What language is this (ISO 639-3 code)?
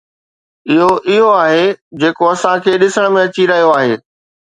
snd